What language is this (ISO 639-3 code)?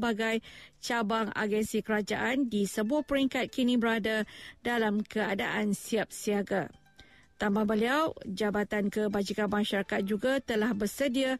msa